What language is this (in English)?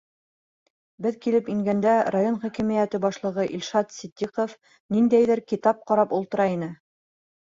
Bashkir